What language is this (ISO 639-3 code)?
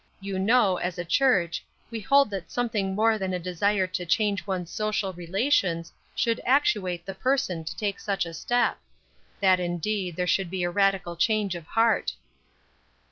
eng